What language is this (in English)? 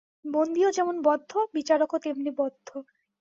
Bangla